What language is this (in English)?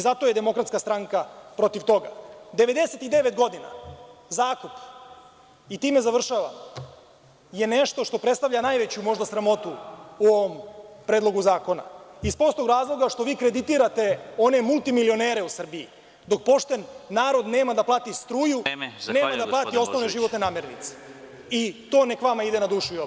Serbian